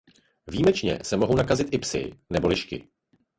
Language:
Czech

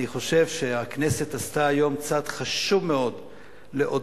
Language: Hebrew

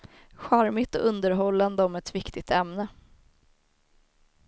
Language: Swedish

